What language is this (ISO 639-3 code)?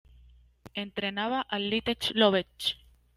spa